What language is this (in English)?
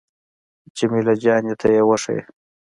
Pashto